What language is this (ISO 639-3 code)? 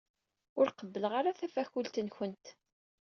kab